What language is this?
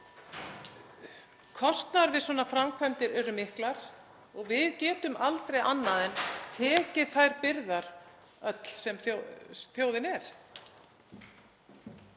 Icelandic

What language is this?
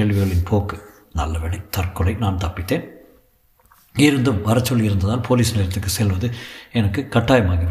Tamil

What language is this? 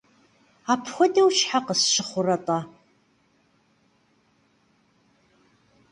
Kabardian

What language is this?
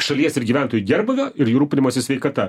Lithuanian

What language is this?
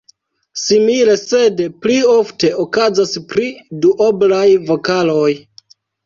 Esperanto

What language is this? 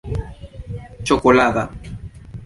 Esperanto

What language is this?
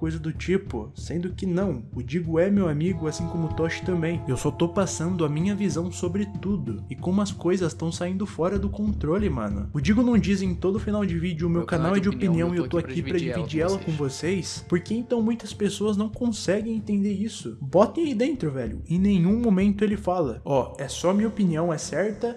Portuguese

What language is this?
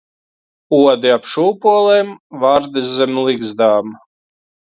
Latvian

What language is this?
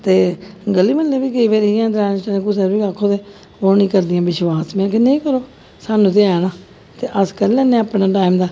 Dogri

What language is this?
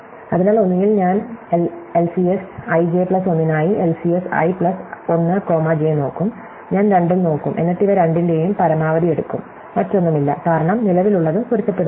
Malayalam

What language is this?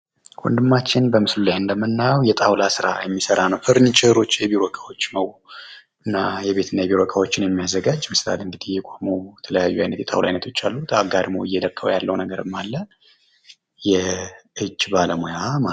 Amharic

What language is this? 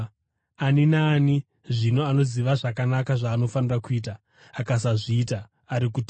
Shona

